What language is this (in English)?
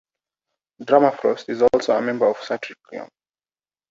English